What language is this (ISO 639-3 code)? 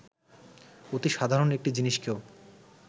ben